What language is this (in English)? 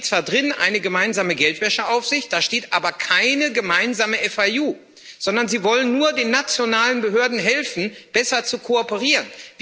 German